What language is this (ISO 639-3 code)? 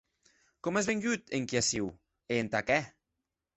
oci